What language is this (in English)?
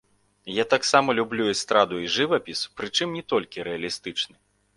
Belarusian